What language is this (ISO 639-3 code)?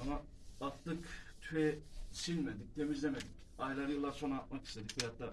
tur